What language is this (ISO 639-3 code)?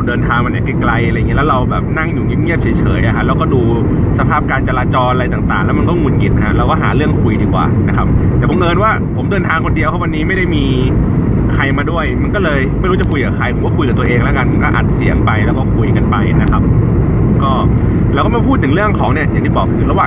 tha